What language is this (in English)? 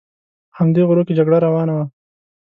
Pashto